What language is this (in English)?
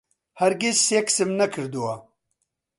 Central Kurdish